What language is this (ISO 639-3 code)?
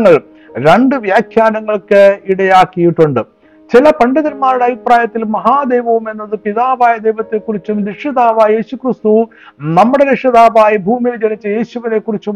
mal